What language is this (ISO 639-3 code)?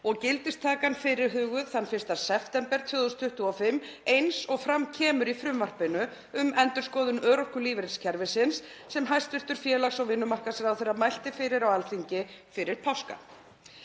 isl